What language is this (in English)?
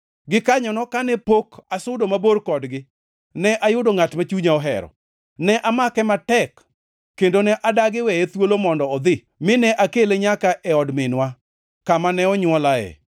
Luo (Kenya and Tanzania)